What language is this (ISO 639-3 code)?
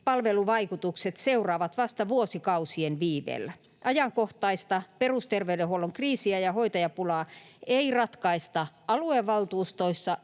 fin